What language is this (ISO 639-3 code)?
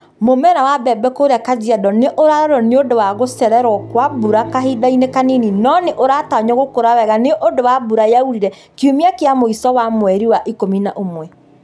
kik